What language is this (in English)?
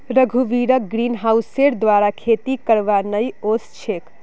Magahi